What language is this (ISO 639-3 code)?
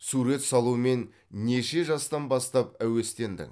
kaz